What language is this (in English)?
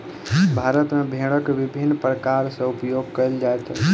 Maithili